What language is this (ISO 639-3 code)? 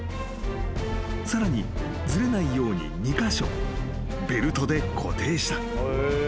jpn